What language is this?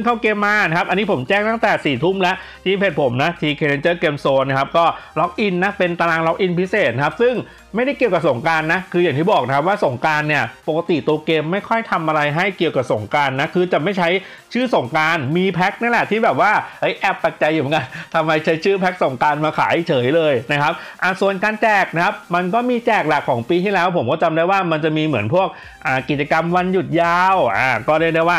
Thai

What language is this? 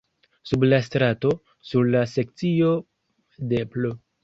Esperanto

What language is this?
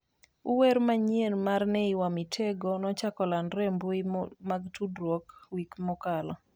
Luo (Kenya and Tanzania)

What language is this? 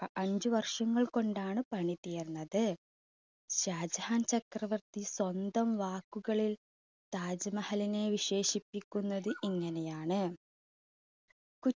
Malayalam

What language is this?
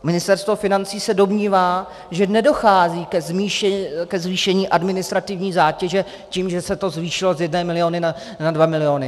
Czech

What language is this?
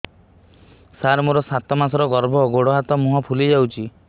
Odia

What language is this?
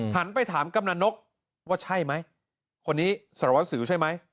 Thai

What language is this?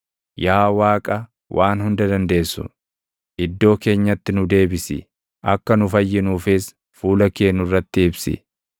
Oromo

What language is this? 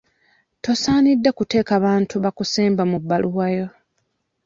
Ganda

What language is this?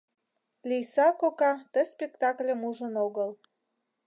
Mari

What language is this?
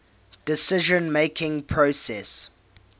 English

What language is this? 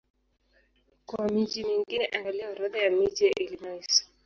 Swahili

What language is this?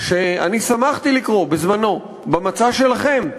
Hebrew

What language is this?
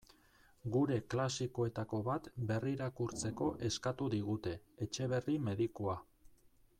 Basque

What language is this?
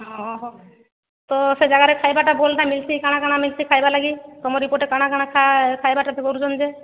Odia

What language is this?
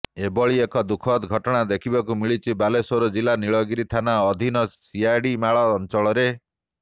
Odia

